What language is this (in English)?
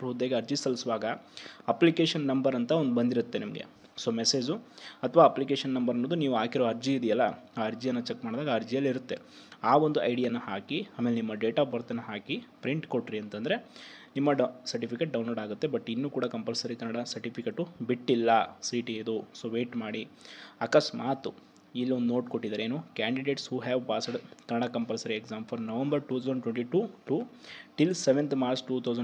Kannada